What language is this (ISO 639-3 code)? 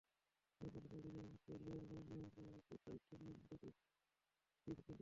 ben